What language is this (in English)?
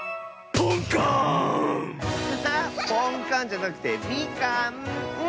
Japanese